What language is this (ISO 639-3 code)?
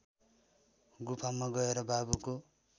nep